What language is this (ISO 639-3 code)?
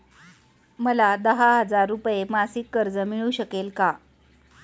mar